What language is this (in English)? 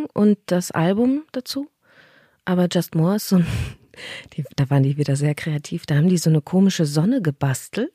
German